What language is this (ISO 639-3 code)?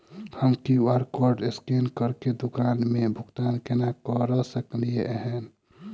mai